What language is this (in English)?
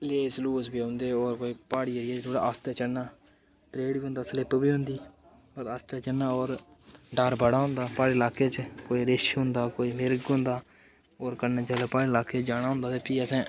Dogri